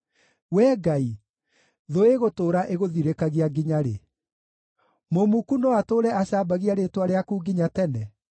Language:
Kikuyu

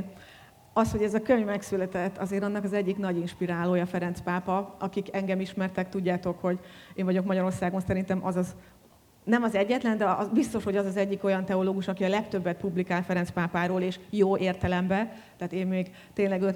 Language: Hungarian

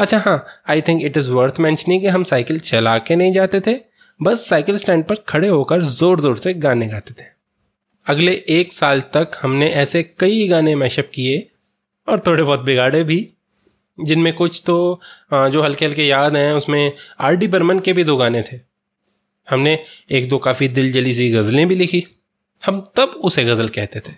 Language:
Hindi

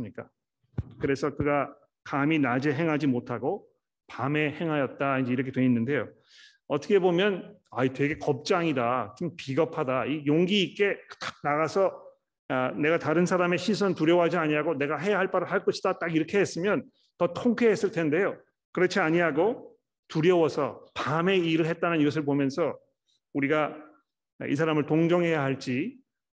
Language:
Korean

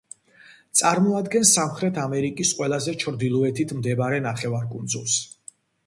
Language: Georgian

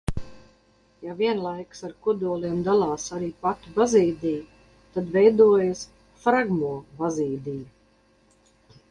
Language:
Latvian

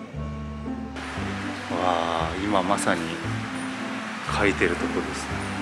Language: Japanese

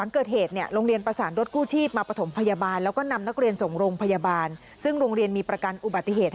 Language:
Thai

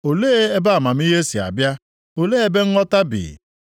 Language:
Igbo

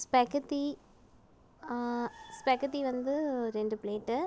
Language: Tamil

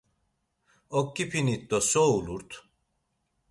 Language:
Laz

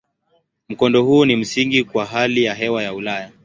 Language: Swahili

